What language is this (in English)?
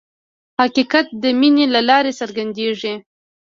Pashto